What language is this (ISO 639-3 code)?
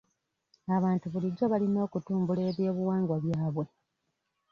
lug